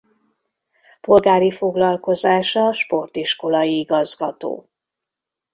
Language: Hungarian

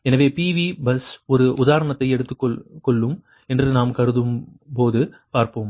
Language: Tamil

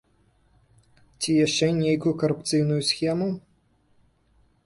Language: Belarusian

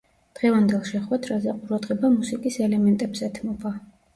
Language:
Georgian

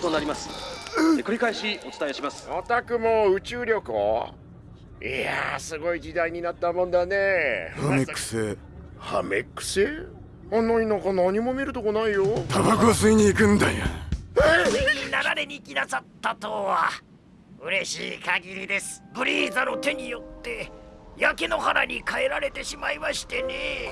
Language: Japanese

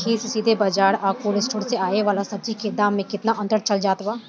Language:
Bhojpuri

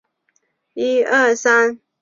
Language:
Chinese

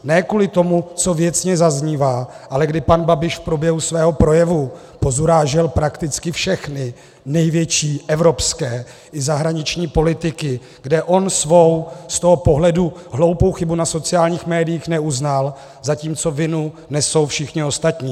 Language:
Czech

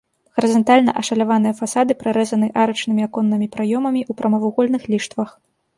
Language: Belarusian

